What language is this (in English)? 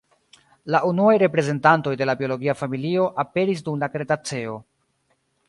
Esperanto